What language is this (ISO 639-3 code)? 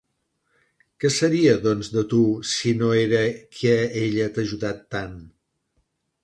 cat